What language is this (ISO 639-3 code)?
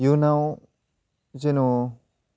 brx